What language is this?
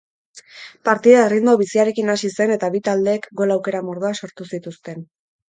Basque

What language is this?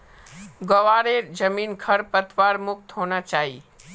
Magahi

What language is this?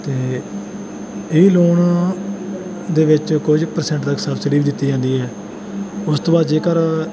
Punjabi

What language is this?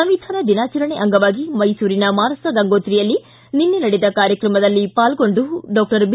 Kannada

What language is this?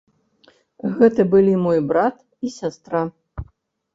Belarusian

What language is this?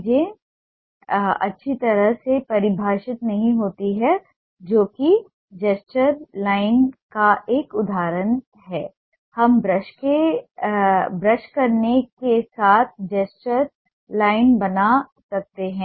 Hindi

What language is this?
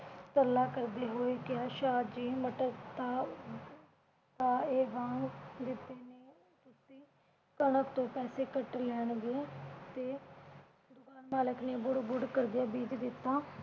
Punjabi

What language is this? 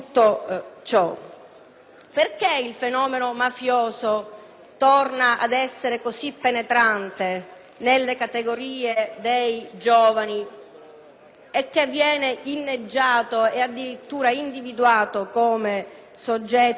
Italian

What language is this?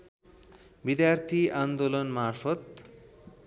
Nepali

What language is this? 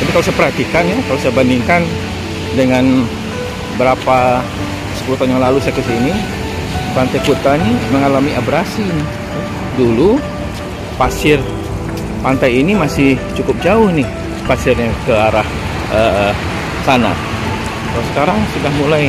Indonesian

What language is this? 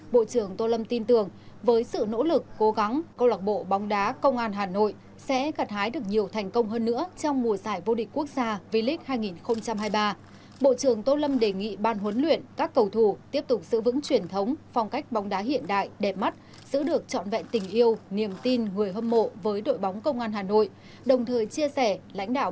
Vietnamese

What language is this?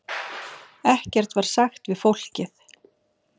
Icelandic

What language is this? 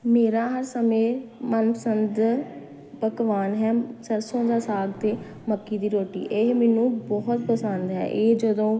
Punjabi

